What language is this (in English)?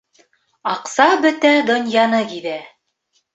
Bashkir